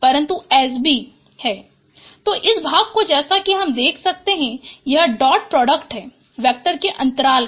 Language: Hindi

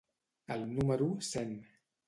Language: Catalan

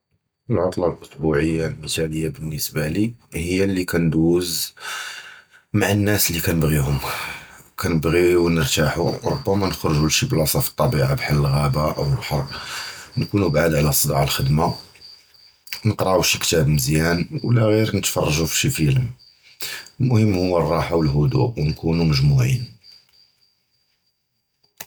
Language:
Judeo-Arabic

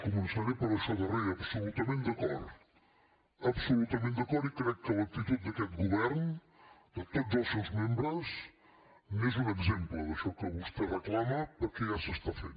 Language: Catalan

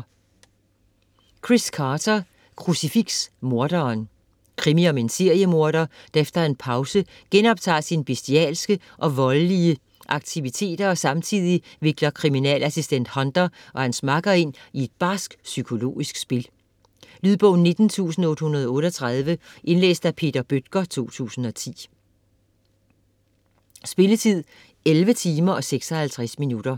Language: Danish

